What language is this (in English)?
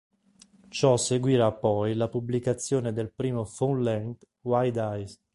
Italian